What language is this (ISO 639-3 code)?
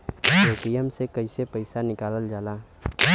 bho